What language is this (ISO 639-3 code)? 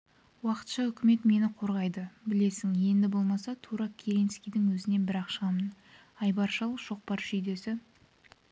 kaz